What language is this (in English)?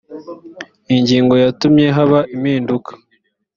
Kinyarwanda